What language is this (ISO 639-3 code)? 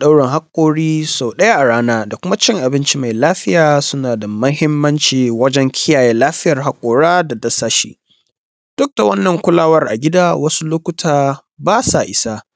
hau